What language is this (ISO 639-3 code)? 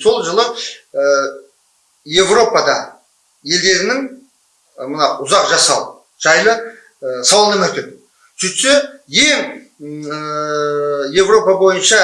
kaz